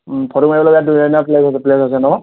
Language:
Assamese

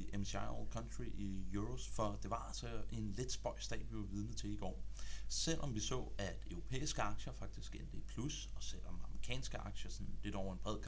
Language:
Danish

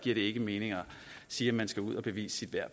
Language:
Danish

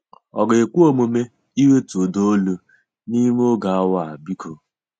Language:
Igbo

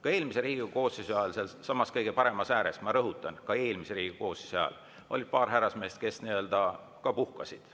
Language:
Estonian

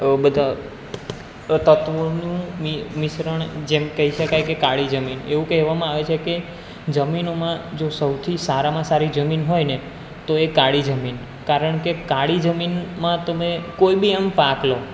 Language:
Gujarati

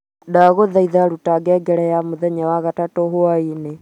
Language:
Kikuyu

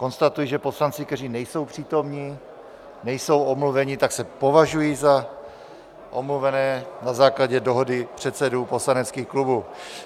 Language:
Czech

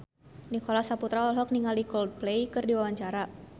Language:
Sundanese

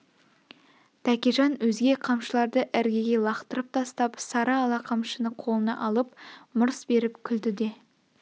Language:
Kazakh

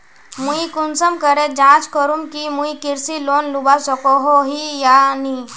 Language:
Magahi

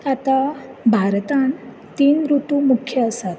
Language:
Konkani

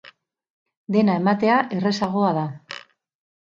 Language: Basque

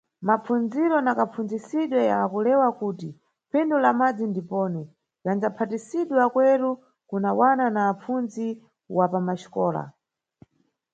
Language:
Nyungwe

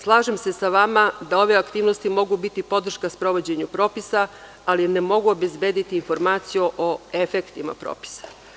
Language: Serbian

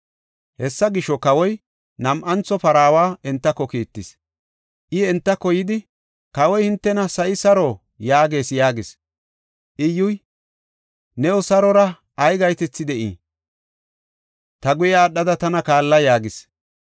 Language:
Gofa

